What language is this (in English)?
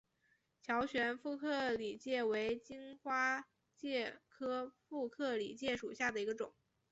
Chinese